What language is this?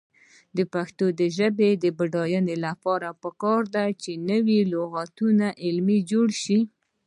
Pashto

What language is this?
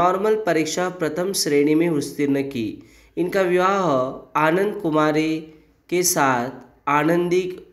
Hindi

